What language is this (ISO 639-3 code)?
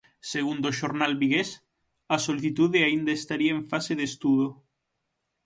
glg